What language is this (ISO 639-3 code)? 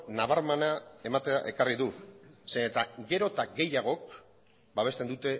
eus